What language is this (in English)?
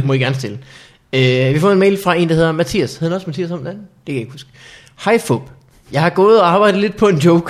Danish